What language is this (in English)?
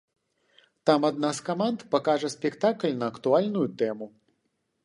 Belarusian